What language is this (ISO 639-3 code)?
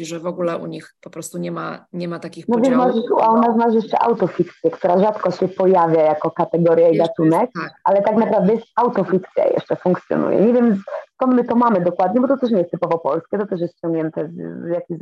pol